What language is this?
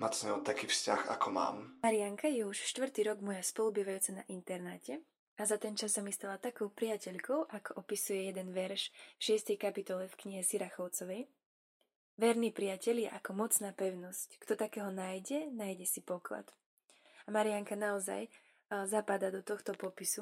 Slovak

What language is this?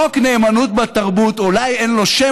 Hebrew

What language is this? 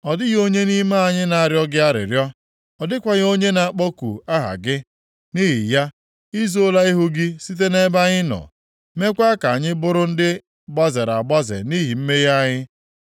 Igbo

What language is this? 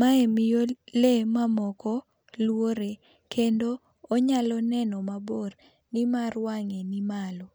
Luo (Kenya and Tanzania)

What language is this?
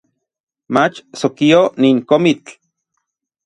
Orizaba Nahuatl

